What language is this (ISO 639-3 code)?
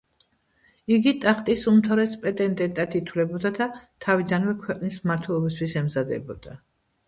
kat